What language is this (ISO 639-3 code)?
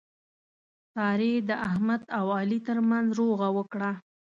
pus